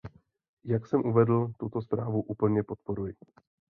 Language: Czech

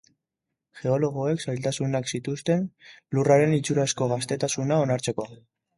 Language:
Basque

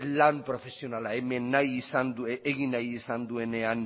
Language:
Basque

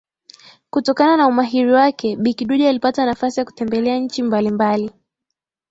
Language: Swahili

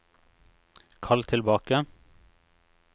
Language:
Norwegian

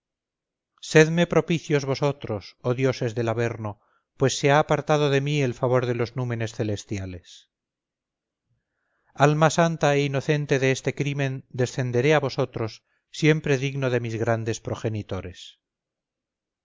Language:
Spanish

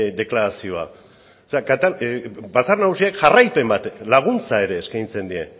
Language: Basque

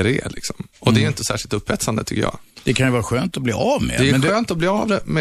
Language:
Swedish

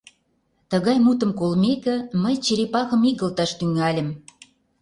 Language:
Mari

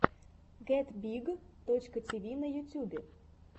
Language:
Russian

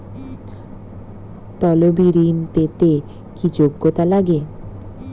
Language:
Bangla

